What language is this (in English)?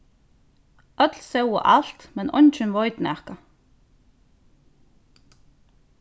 Faroese